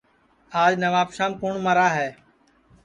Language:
Sansi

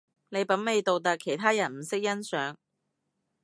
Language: Cantonese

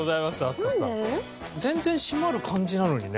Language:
Japanese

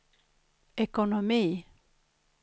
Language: Swedish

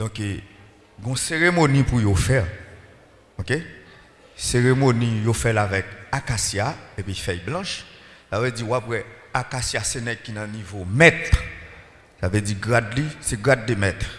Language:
French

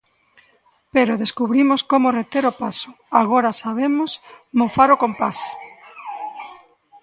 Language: Galician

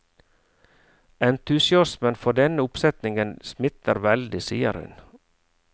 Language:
Norwegian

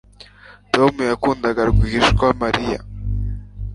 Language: Kinyarwanda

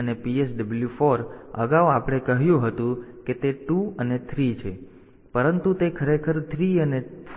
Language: Gujarati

